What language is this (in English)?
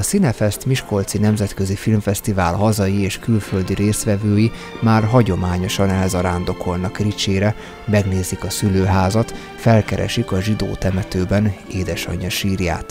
Hungarian